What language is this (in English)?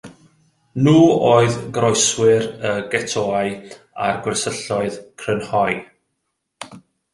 Welsh